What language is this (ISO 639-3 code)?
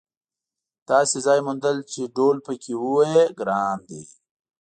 pus